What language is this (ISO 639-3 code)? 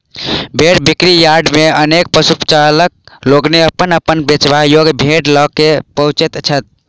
mai